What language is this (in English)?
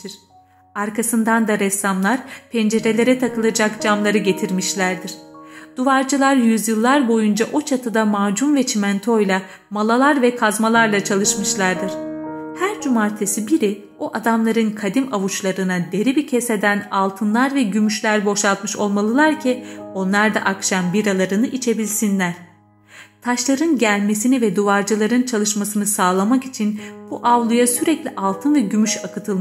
Turkish